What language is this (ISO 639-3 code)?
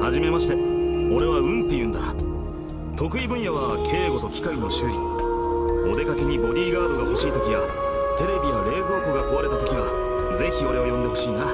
jpn